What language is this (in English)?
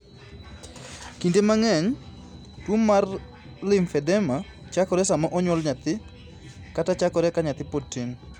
Luo (Kenya and Tanzania)